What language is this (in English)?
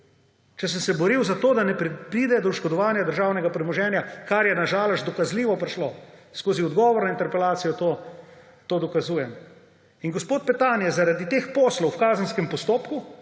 Slovenian